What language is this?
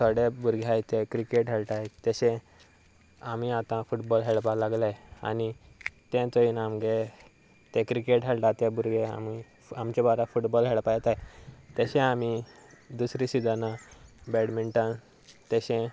Konkani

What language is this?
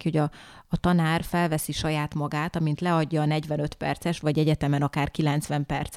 Hungarian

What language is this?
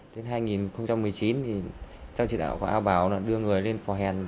Vietnamese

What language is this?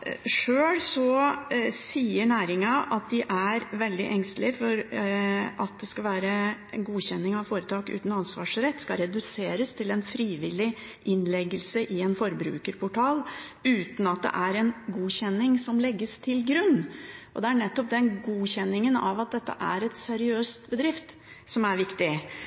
Norwegian Bokmål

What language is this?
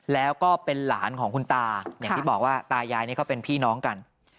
Thai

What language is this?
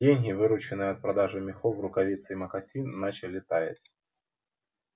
Russian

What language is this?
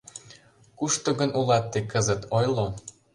Mari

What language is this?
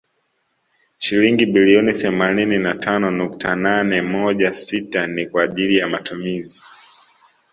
Swahili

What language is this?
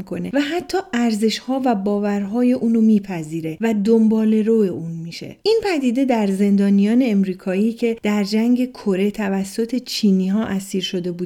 Persian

